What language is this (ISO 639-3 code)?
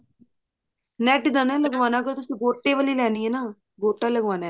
pan